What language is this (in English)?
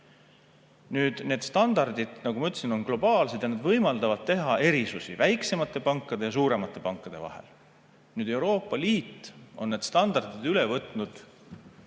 Estonian